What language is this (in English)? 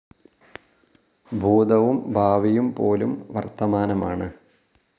Malayalam